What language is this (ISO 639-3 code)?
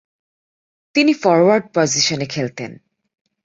ben